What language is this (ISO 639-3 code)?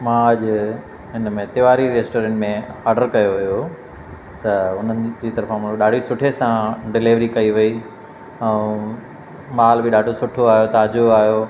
snd